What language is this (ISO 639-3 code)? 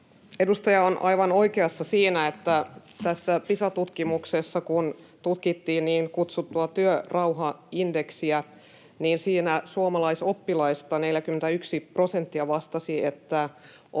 fin